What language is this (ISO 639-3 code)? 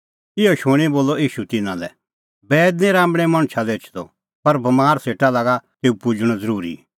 kfx